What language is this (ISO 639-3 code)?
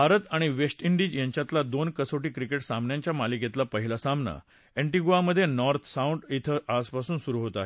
mar